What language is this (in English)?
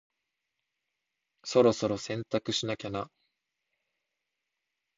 Japanese